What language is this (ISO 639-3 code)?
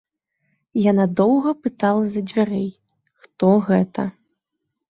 bel